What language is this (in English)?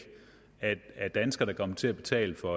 Danish